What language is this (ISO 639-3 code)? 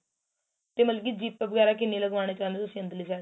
pan